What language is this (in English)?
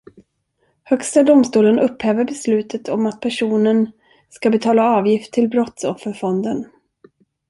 Swedish